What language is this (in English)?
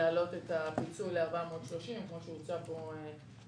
Hebrew